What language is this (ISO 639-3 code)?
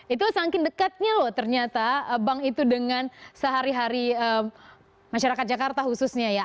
ind